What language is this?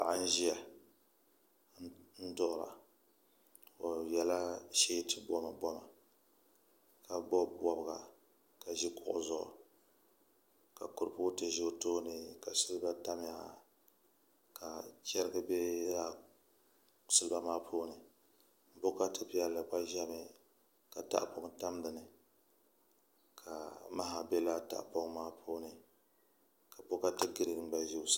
Dagbani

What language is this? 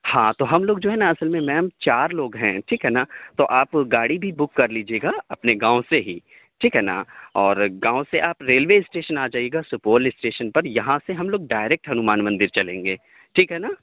Urdu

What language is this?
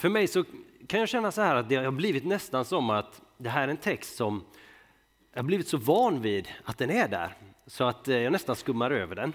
Swedish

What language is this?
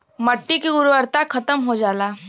Bhojpuri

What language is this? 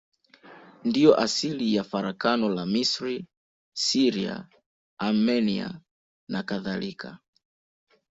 Swahili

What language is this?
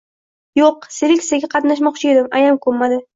Uzbek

